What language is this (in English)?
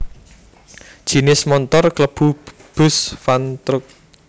Javanese